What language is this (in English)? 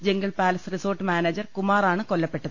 Malayalam